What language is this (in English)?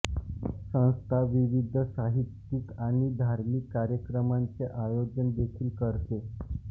Marathi